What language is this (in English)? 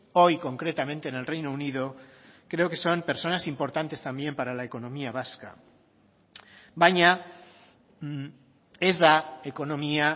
Spanish